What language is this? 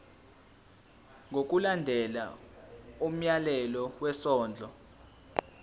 Zulu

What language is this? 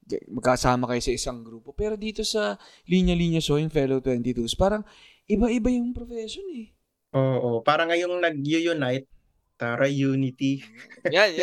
Filipino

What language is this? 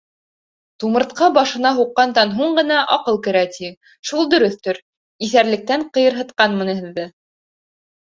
Bashkir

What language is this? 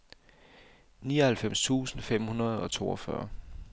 Danish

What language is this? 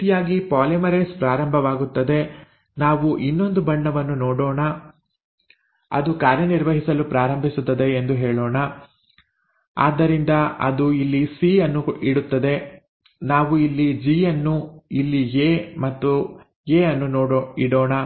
Kannada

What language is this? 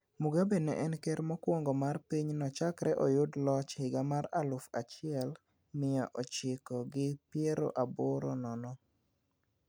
Luo (Kenya and Tanzania)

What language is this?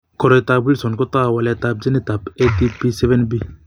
Kalenjin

